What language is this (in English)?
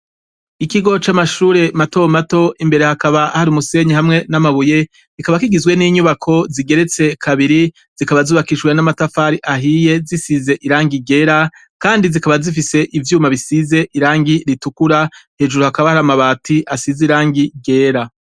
Rundi